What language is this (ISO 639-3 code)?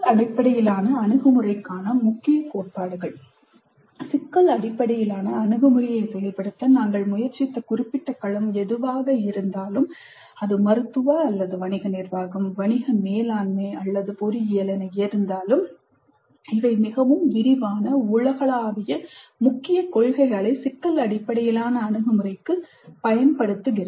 tam